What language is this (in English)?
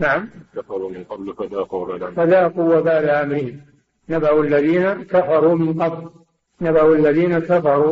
Arabic